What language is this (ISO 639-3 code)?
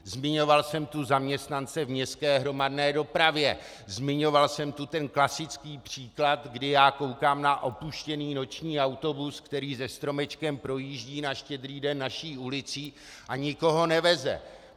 ces